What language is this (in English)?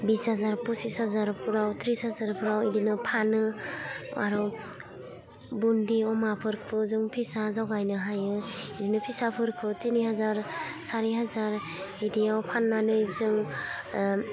Bodo